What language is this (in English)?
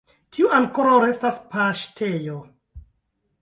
Esperanto